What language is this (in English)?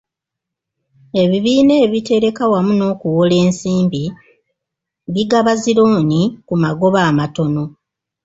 Ganda